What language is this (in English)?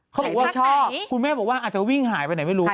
Thai